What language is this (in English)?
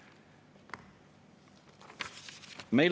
Estonian